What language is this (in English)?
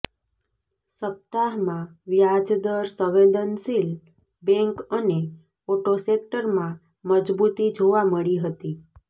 Gujarati